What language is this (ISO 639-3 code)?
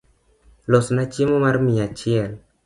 luo